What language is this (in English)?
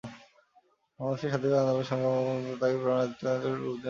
Bangla